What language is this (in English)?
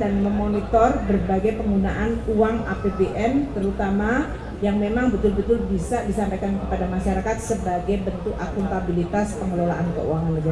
Indonesian